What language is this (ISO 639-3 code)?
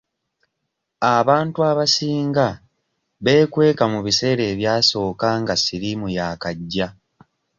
lug